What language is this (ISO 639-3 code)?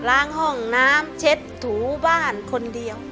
tha